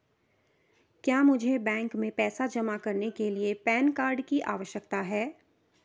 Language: Hindi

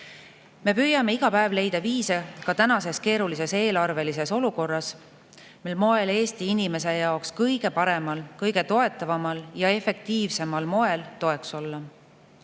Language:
Estonian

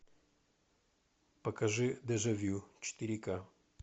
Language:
Russian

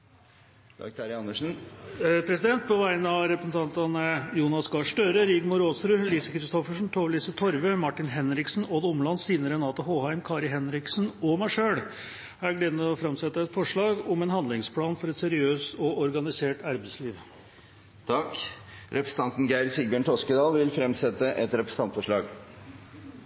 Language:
Norwegian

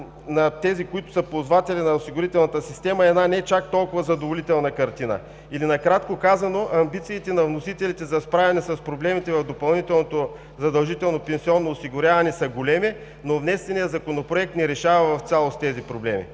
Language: Bulgarian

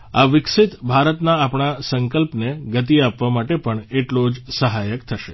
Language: Gujarati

